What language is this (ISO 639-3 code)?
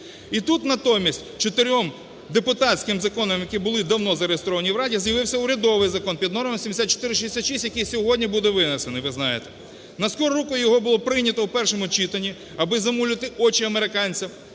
ukr